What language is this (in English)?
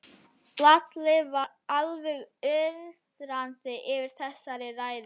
Icelandic